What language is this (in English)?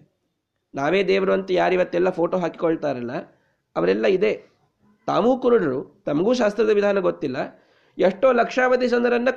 Kannada